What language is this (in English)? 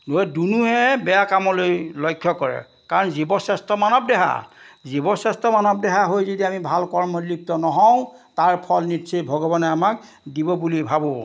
Assamese